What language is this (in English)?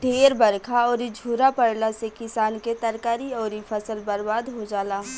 Bhojpuri